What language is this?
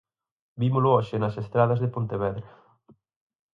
Galician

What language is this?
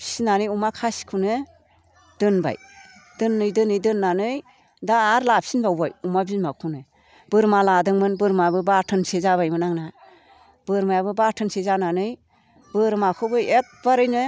Bodo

